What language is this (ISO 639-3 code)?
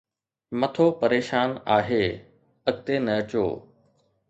snd